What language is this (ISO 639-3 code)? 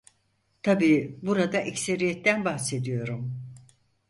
tur